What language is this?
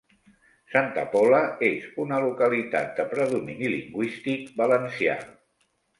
Catalan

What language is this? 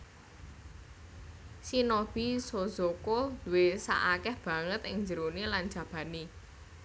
Javanese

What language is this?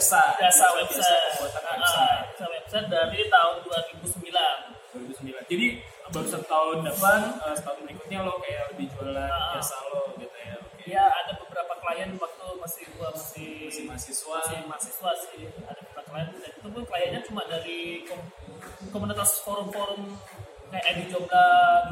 Indonesian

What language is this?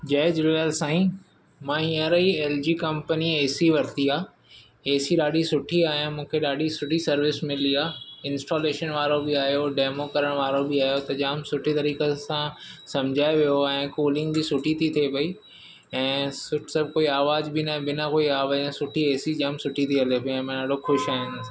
Sindhi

